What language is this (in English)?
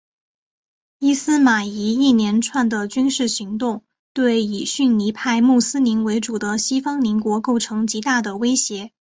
Chinese